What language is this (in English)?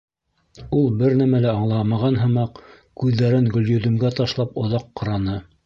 Bashkir